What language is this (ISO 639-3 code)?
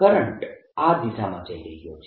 guj